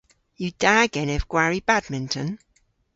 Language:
Cornish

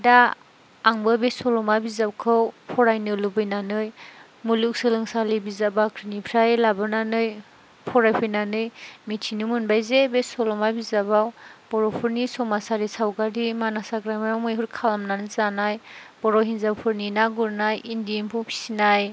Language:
Bodo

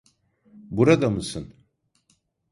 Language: Turkish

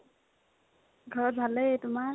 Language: Assamese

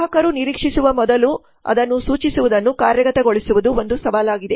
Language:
Kannada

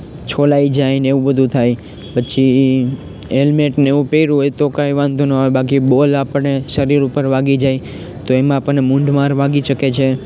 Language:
Gujarati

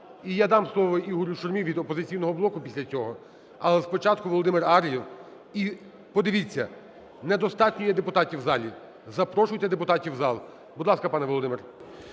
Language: Ukrainian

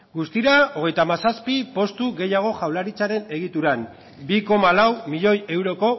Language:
Basque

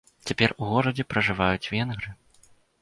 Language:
Belarusian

